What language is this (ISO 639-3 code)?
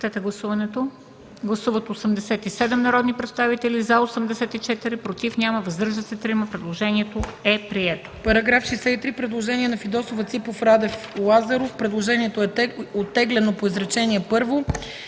bul